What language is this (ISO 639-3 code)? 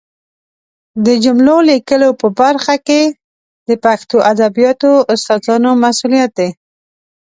pus